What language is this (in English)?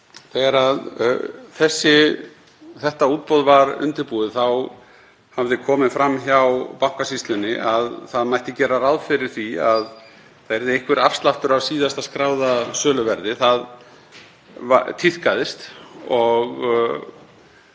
Icelandic